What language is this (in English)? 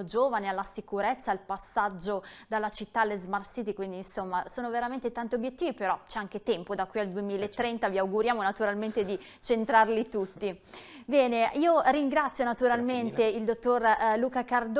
Italian